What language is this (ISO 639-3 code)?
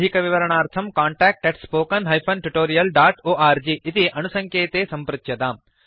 san